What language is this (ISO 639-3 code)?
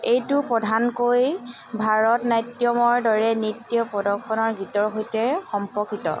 asm